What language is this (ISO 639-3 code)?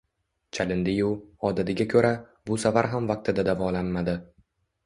uzb